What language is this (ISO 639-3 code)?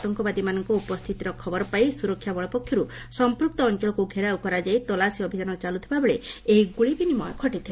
ori